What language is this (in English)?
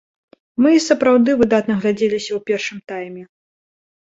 Belarusian